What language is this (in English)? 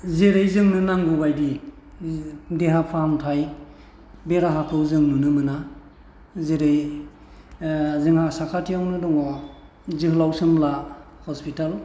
Bodo